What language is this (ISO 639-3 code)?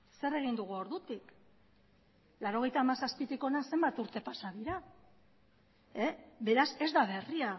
eus